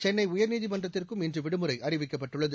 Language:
Tamil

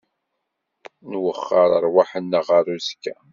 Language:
Kabyle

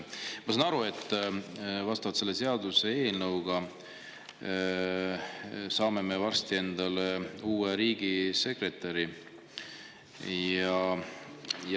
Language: Estonian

